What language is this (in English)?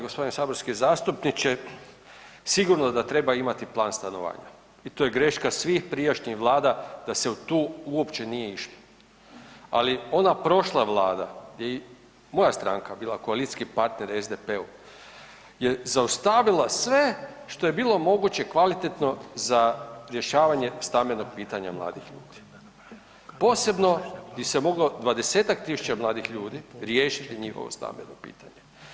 Croatian